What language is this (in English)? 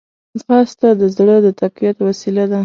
Pashto